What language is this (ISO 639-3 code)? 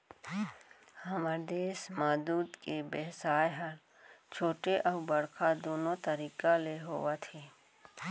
hne